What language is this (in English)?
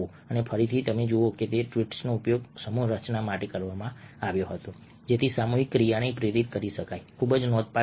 Gujarati